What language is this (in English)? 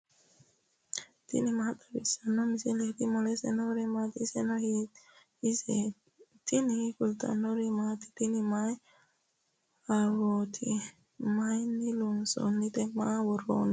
Sidamo